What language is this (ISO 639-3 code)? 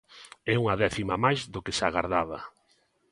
glg